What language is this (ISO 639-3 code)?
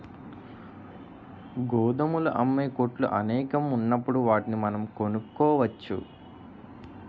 tel